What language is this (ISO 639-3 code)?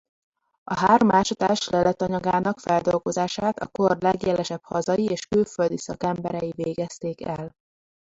hun